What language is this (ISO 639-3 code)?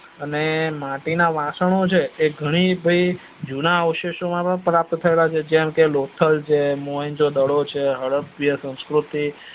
guj